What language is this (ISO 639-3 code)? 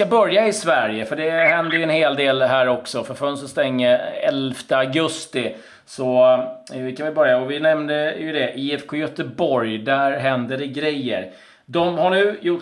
swe